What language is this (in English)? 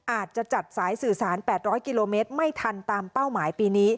Thai